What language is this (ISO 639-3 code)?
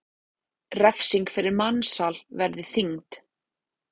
isl